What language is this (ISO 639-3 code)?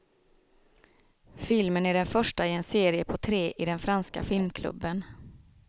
swe